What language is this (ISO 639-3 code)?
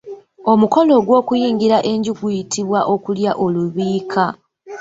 lug